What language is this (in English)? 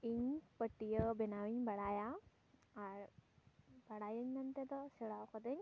Santali